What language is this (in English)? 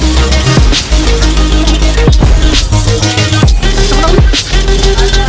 Indonesian